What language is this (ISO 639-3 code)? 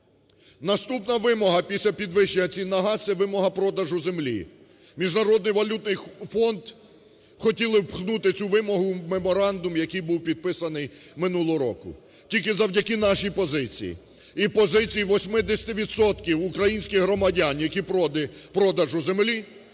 ukr